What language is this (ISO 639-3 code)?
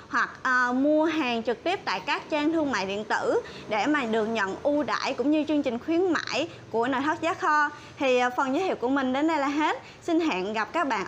vie